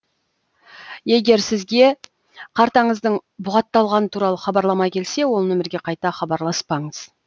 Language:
Kazakh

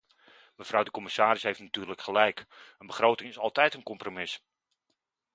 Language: Dutch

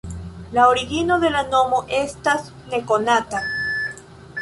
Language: Esperanto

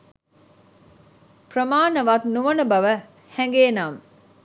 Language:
Sinhala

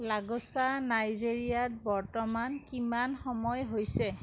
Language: Assamese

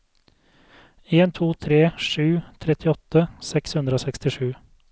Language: Norwegian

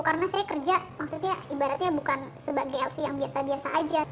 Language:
Indonesian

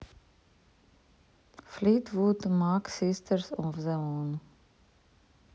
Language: Russian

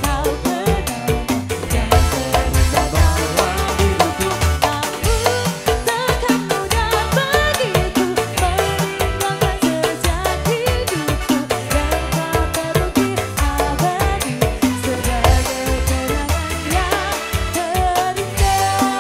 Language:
Indonesian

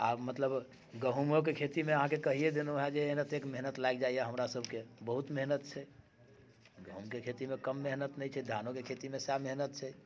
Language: Maithili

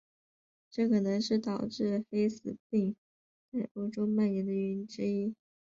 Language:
Chinese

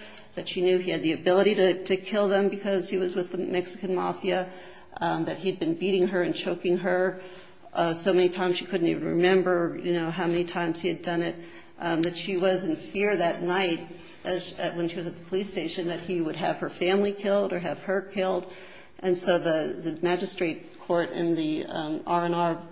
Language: English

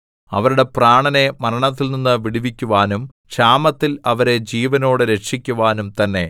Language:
Malayalam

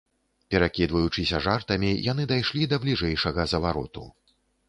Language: Belarusian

